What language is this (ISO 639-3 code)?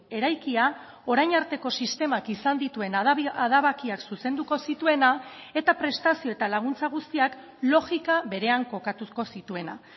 eus